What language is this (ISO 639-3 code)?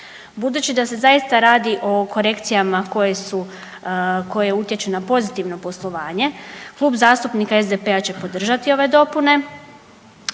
hrv